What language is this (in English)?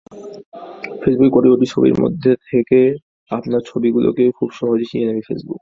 Bangla